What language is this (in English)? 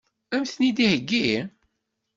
Kabyle